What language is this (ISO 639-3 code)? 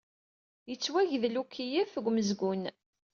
kab